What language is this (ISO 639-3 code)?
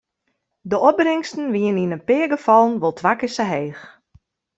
fry